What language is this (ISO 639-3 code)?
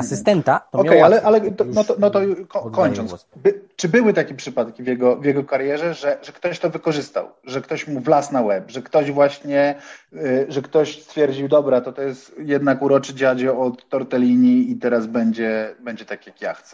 pol